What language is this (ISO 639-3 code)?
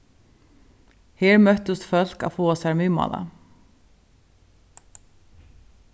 fao